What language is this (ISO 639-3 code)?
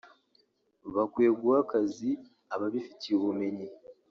kin